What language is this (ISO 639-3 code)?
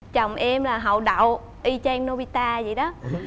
vie